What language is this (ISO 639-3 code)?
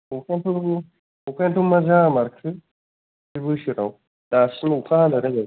brx